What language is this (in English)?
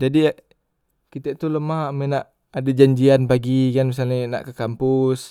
Musi